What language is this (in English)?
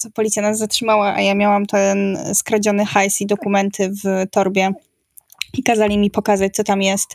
Polish